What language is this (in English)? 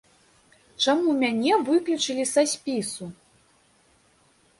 Belarusian